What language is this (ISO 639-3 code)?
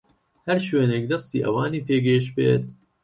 ckb